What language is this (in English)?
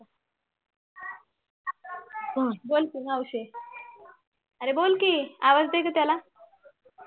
Marathi